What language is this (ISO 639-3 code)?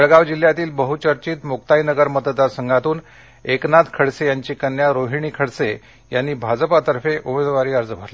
mar